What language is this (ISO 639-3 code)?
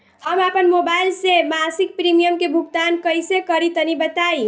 bho